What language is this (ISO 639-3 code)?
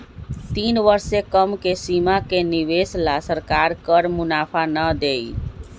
mag